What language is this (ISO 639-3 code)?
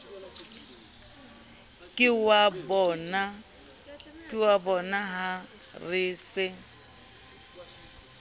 sot